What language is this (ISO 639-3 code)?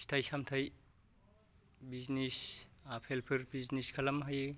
brx